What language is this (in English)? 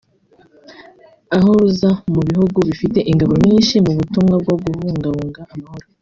Kinyarwanda